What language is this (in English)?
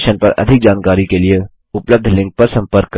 Hindi